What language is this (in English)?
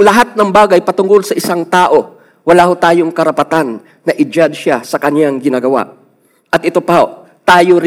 Filipino